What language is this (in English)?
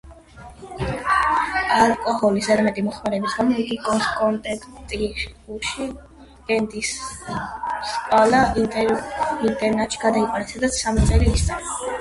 Georgian